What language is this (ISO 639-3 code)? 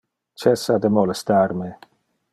ina